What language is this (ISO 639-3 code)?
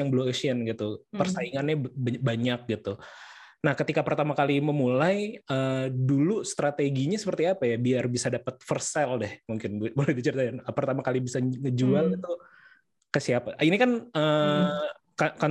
ind